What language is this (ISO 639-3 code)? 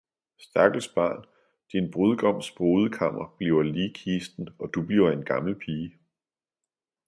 dan